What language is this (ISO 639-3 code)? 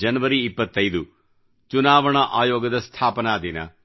kan